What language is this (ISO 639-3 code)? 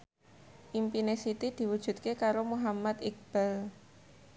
jav